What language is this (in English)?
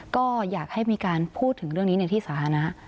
Thai